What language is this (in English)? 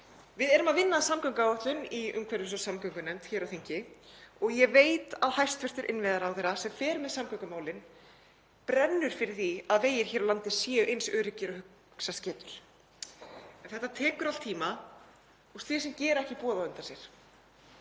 Icelandic